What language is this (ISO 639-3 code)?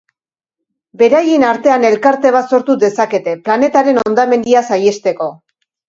eus